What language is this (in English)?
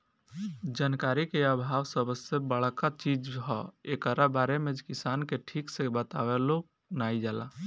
Bhojpuri